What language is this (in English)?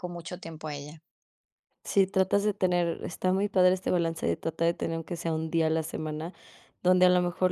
Spanish